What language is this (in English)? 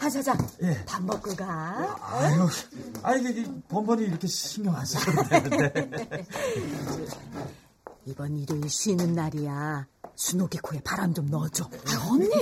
Korean